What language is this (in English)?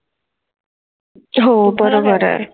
Marathi